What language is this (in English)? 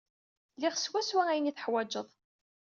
Kabyle